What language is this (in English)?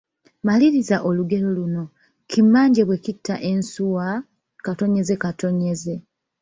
Ganda